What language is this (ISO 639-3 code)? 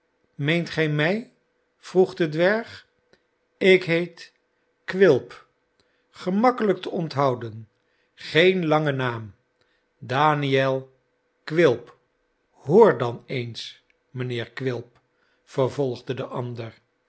nld